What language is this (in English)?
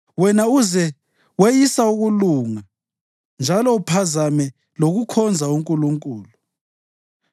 North Ndebele